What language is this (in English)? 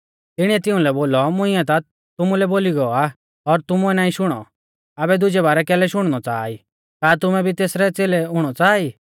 Mahasu Pahari